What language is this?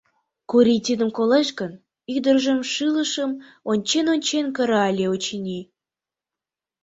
Mari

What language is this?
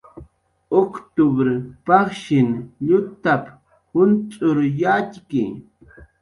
Jaqaru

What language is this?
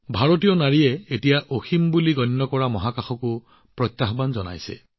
Assamese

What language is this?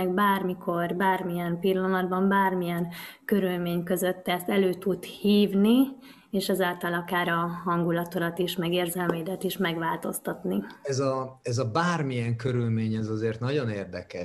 Hungarian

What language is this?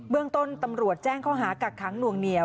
Thai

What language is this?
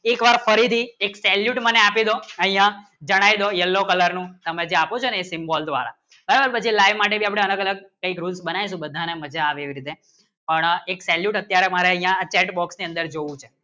Gujarati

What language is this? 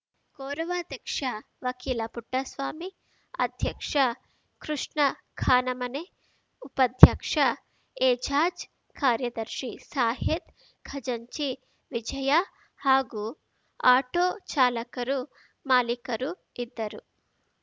Kannada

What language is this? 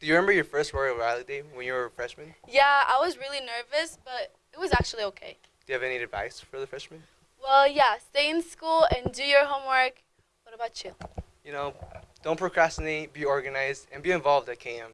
English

